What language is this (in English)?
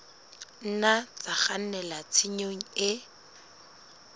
Southern Sotho